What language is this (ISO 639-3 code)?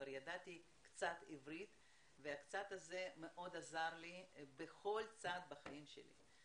heb